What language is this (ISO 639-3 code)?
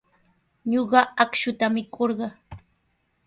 qws